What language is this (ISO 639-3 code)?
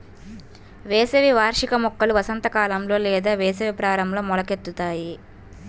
tel